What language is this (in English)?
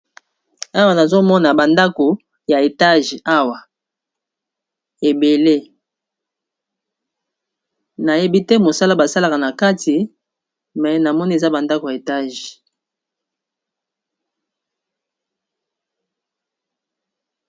Lingala